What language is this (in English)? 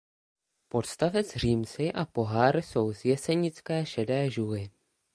Czech